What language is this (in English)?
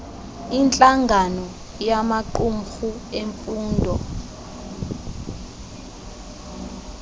Xhosa